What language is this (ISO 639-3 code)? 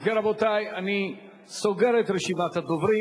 heb